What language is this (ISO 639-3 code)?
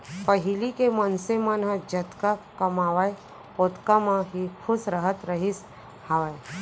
hne